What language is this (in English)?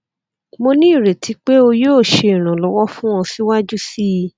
Yoruba